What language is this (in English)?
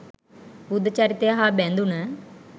Sinhala